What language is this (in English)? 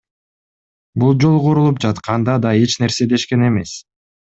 Kyrgyz